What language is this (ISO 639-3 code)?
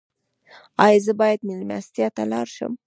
pus